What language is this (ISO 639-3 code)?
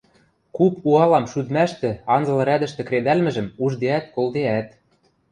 mrj